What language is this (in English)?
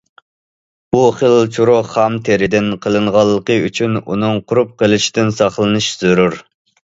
Uyghur